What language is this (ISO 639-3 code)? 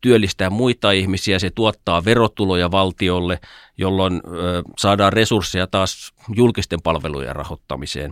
fin